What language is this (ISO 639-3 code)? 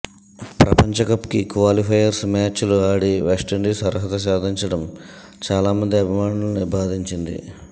tel